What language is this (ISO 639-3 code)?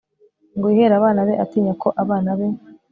kin